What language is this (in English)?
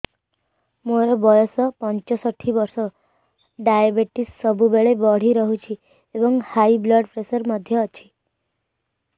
Odia